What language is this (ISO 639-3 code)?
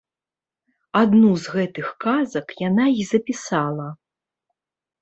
bel